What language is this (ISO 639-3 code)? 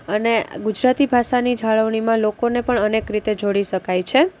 guj